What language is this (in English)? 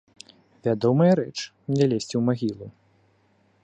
Belarusian